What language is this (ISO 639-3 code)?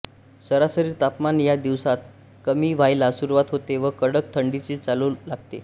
mar